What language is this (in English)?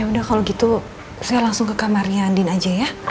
Indonesian